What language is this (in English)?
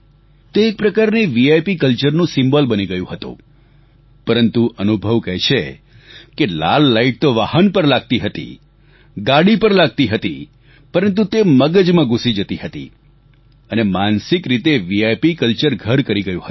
Gujarati